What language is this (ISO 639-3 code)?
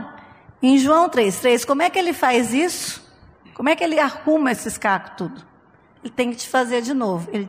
por